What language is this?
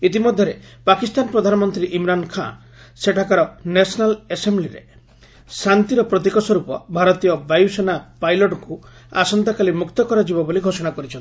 Odia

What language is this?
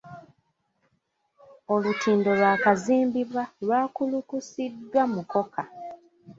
Ganda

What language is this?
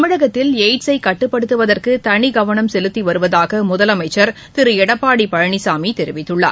Tamil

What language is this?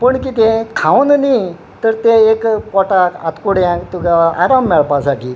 Konkani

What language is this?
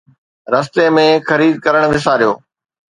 Sindhi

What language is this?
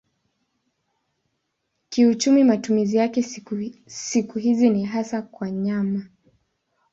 Swahili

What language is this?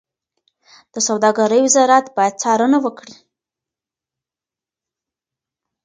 Pashto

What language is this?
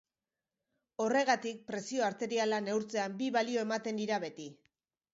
Basque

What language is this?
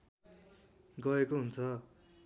Nepali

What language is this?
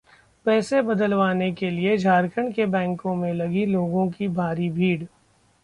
Hindi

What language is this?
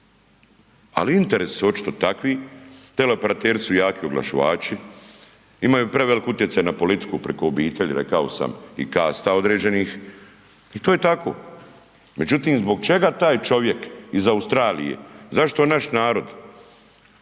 Croatian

